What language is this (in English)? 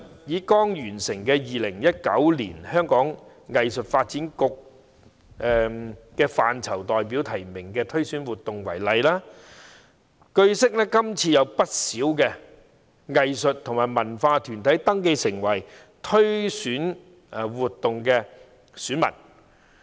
Cantonese